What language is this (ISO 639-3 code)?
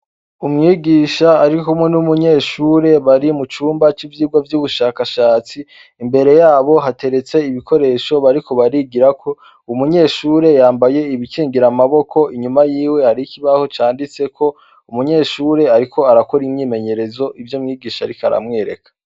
run